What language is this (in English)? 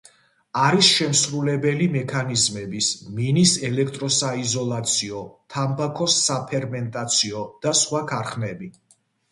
Georgian